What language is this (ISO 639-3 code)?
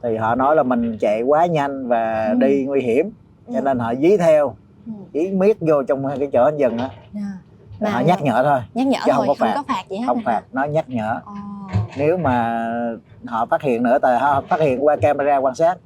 vie